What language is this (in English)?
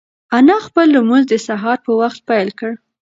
Pashto